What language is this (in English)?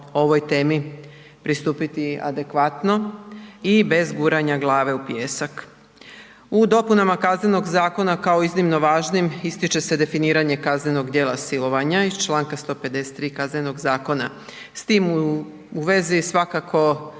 Croatian